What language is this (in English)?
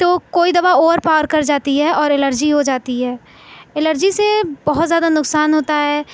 Urdu